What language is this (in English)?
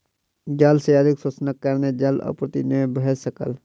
Maithili